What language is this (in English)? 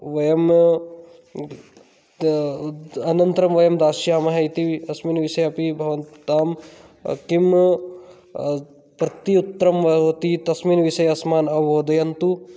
Sanskrit